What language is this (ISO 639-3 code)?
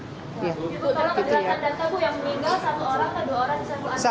ind